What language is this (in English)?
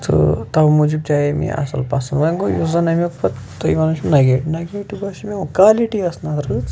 Kashmiri